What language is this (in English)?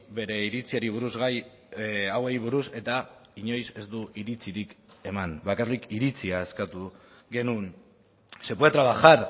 Basque